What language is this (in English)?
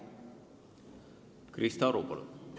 Estonian